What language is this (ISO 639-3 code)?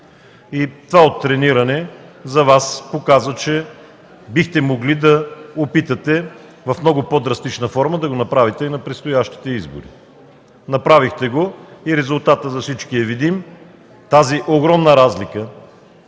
bul